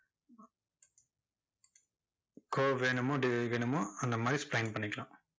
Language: Tamil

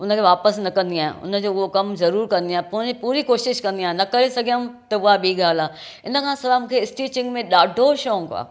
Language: Sindhi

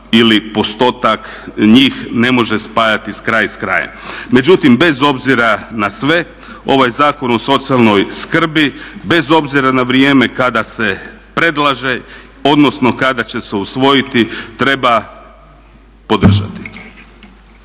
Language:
Croatian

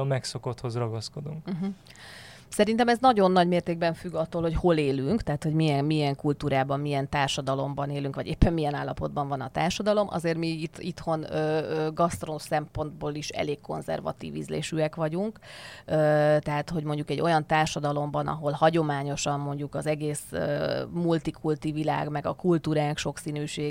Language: Hungarian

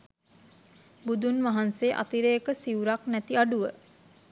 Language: Sinhala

